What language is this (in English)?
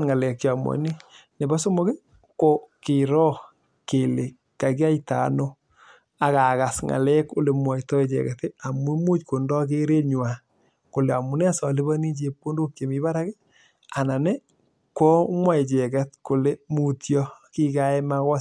Kalenjin